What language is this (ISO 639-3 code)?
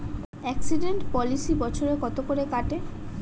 ben